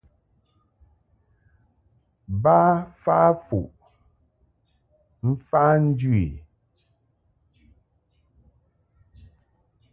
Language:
Mungaka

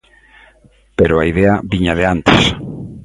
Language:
Galician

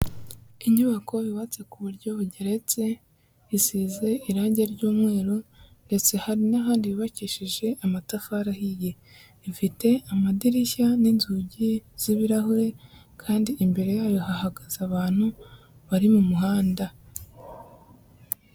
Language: Kinyarwanda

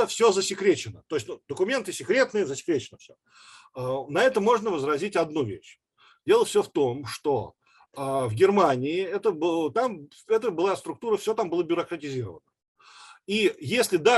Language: Russian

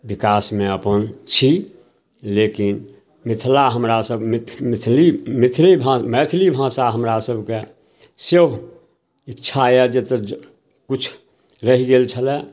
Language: Maithili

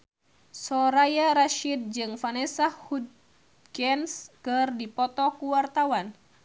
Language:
Sundanese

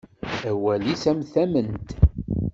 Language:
Kabyle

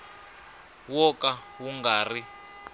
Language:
Tsonga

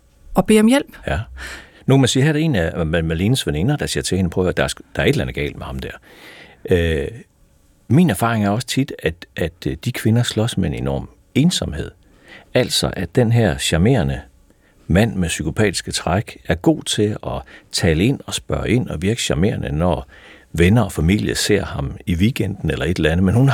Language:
Danish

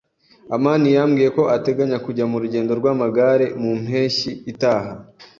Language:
Kinyarwanda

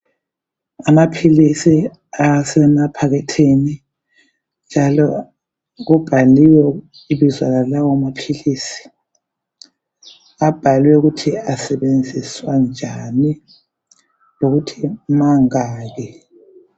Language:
North Ndebele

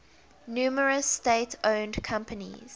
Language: English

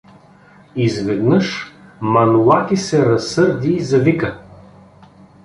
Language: Bulgarian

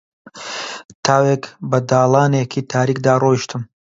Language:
Central Kurdish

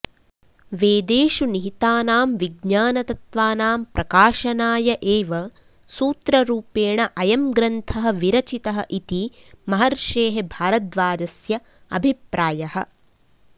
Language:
Sanskrit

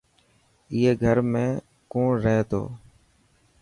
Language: Dhatki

